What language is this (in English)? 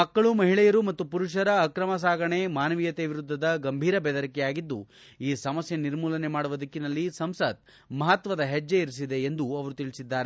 Kannada